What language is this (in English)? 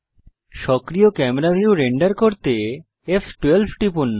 Bangla